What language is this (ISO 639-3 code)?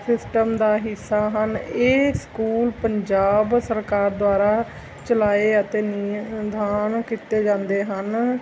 pan